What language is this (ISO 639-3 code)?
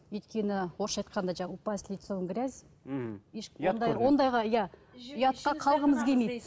kaz